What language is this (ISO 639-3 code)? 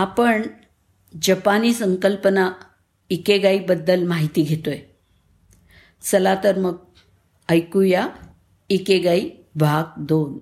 mar